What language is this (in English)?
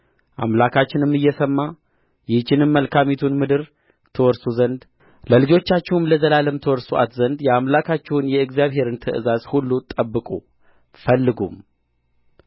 Amharic